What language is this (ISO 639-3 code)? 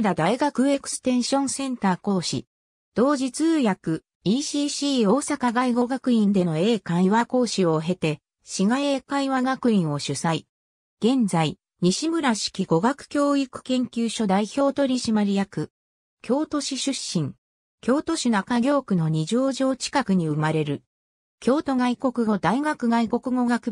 jpn